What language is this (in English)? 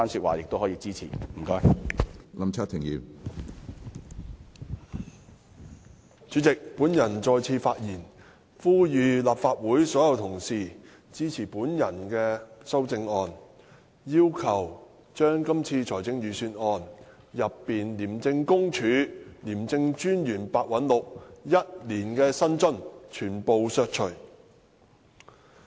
Cantonese